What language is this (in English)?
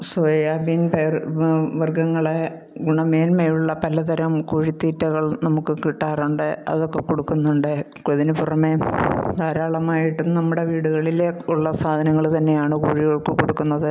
Malayalam